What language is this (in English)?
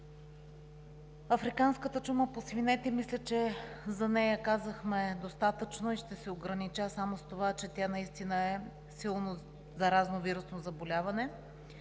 Bulgarian